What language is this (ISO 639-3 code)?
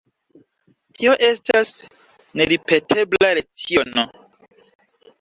epo